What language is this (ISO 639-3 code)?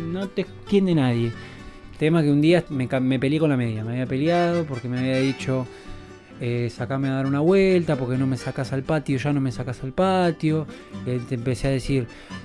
spa